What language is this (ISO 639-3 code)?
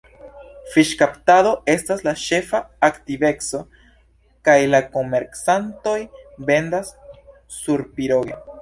epo